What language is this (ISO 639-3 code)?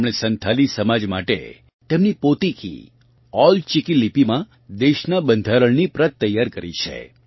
guj